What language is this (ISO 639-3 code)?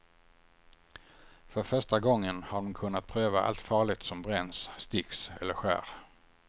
swe